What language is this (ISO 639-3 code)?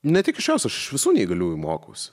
lit